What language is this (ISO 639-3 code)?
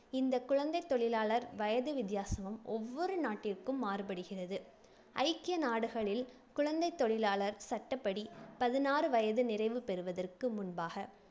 tam